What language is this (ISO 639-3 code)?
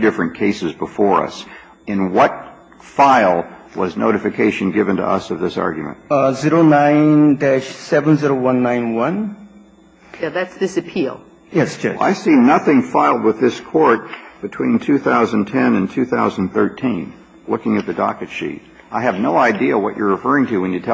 eng